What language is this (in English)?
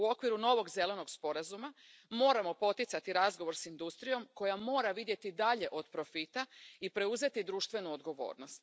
Croatian